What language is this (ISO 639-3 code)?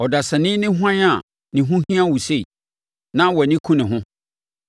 aka